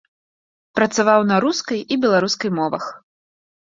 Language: Belarusian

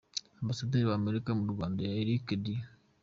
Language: Kinyarwanda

